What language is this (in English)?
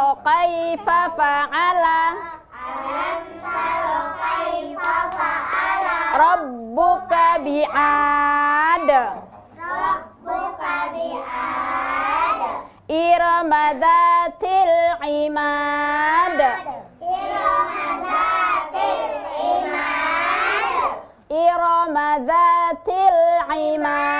Indonesian